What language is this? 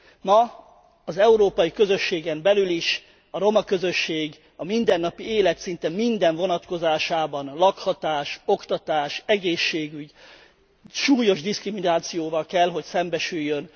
Hungarian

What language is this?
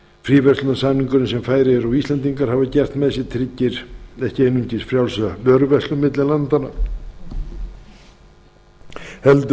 Icelandic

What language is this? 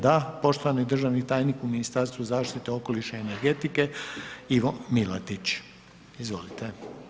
Croatian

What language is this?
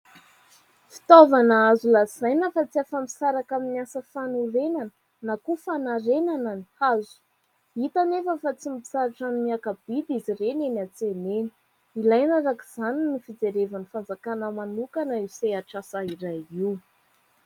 Malagasy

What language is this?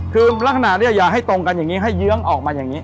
Thai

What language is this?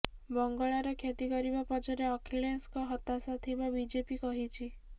Odia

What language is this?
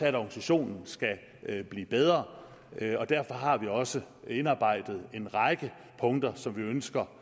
Danish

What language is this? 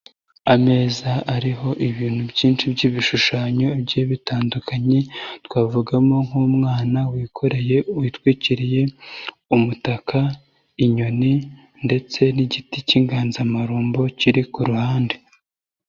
Kinyarwanda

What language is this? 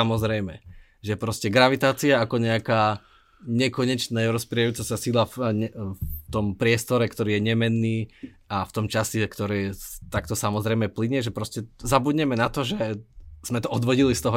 Slovak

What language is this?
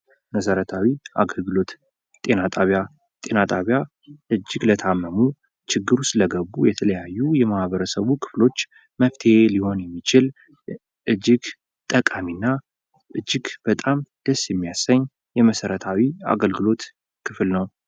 Amharic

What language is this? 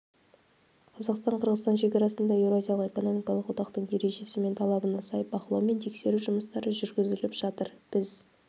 Kazakh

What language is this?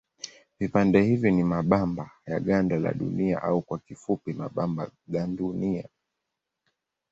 Swahili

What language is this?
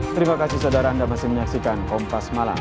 Indonesian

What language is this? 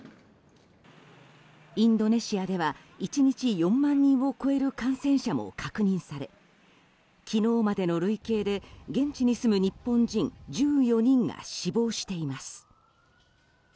Japanese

